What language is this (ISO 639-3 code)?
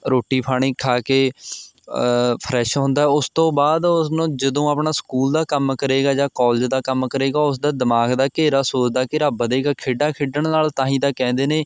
pan